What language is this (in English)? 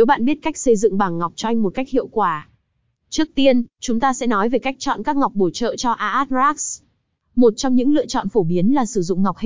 Vietnamese